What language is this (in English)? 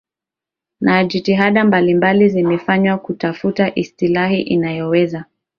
Swahili